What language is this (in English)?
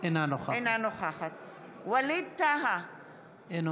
Hebrew